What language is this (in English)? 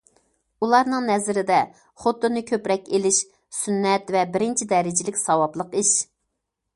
Uyghur